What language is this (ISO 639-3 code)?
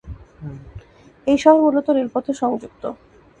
ben